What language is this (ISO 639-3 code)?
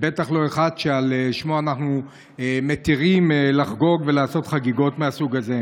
heb